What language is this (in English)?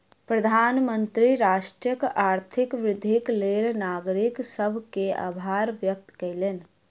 Maithili